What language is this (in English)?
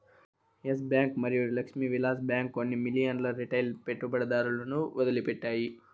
Telugu